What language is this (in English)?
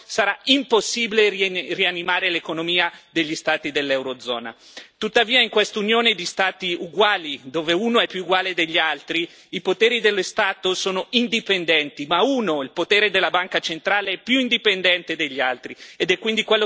Italian